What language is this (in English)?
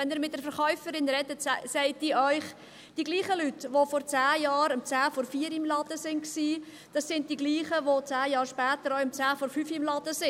Swiss German